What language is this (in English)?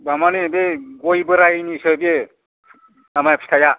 Bodo